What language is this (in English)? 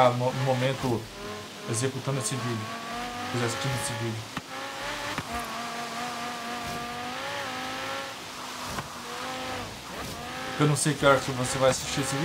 Portuguese